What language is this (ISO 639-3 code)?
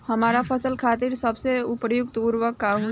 bho